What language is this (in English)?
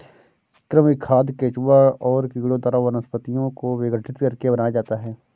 Hindi